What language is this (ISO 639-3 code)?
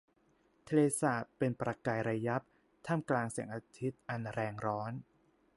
tha